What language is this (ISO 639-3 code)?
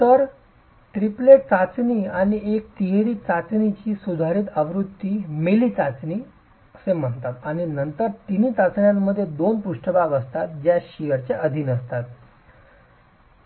mar